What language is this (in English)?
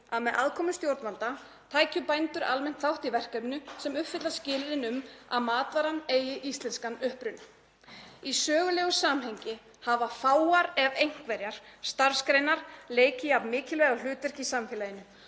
Icelandic